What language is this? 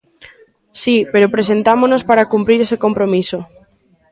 Galician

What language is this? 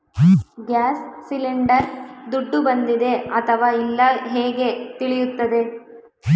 Kannada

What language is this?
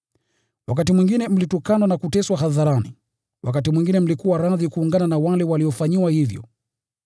Swahili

